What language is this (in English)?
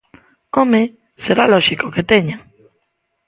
Galician